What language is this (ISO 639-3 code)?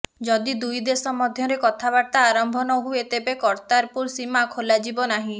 ori